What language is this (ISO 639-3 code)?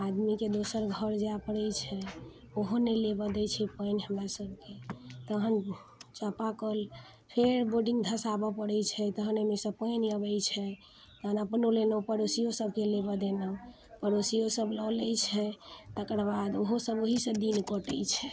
mai